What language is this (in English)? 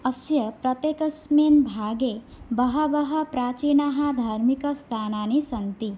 Sanskrit